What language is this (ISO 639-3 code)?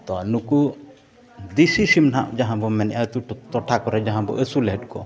sat